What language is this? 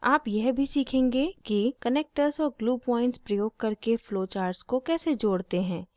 Hindi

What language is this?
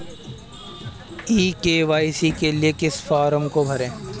Hindi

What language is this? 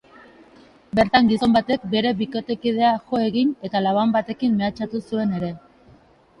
Basque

